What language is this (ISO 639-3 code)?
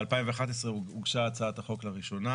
heb